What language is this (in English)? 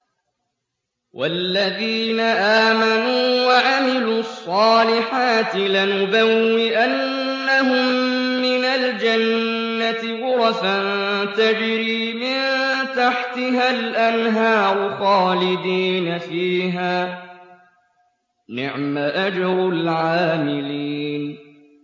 Arabic